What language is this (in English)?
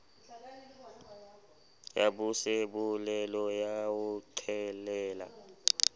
Southern Sotho